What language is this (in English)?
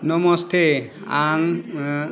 Bodo